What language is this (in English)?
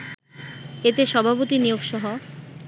Bangla